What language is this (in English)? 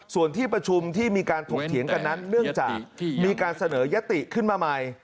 Thai